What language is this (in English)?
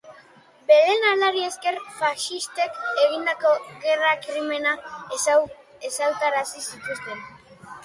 Basque